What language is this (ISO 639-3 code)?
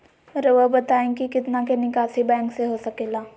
mag